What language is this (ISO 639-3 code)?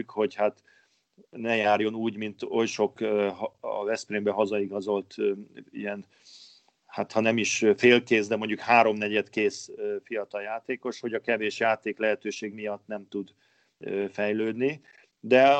hun